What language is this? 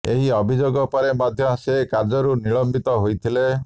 Odia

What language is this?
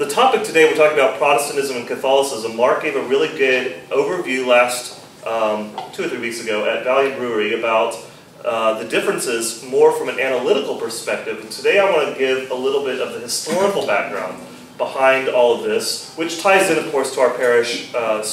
English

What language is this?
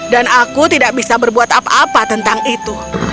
Indonesian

